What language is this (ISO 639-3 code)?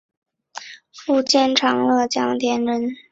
zho